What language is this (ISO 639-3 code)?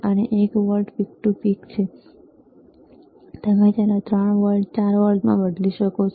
guj